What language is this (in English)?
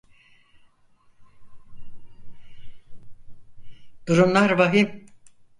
Turkish